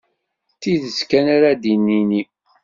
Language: Kabyle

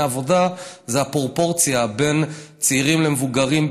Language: Hebrew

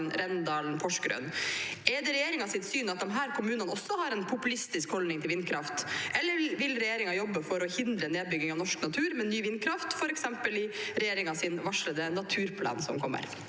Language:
Norwegian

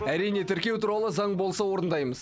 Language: Kazakh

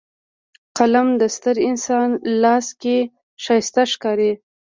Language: Pashto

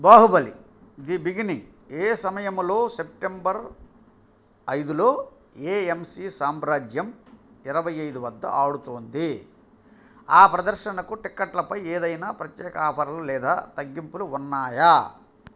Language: Telugu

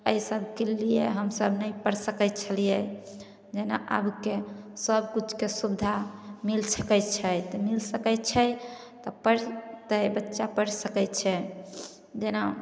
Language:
Maithili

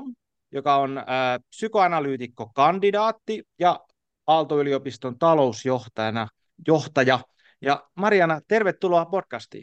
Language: Finnish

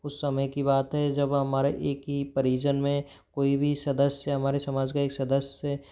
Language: Hindi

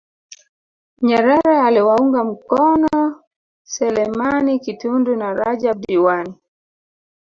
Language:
Swahili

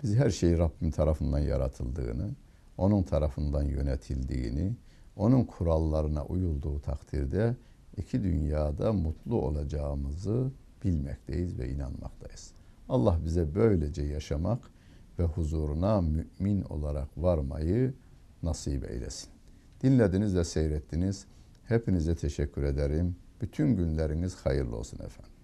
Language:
Turkish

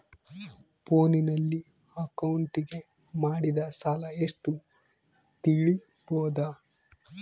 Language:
Kannada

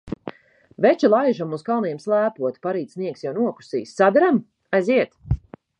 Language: Latvian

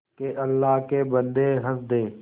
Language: Hindi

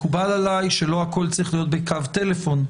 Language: Hebrew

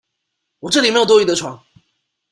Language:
Chinese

